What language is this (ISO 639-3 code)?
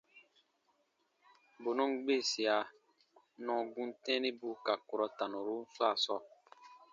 bba